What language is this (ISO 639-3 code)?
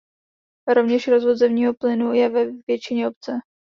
ces